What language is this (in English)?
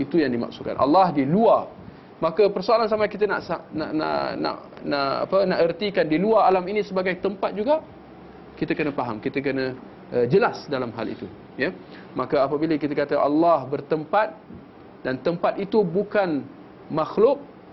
Malay